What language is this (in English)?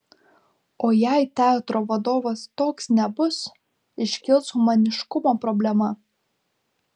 Lithuanian